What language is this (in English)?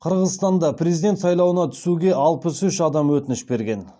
Kazakh